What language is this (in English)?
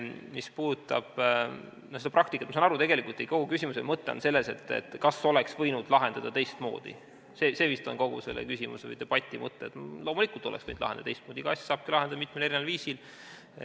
Estonian